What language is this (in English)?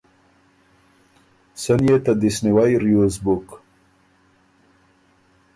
Ormuri